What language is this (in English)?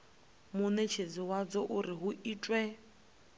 Venda